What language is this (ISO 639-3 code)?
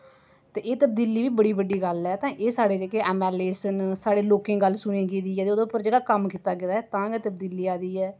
doi